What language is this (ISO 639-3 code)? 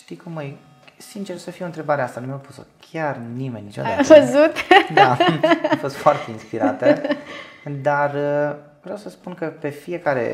ron